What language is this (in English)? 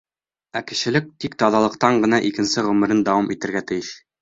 Bashkir